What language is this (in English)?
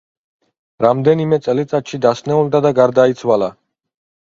Georgian